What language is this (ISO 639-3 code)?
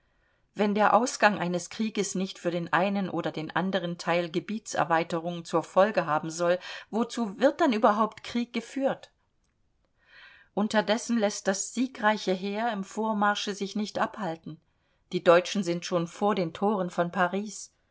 deu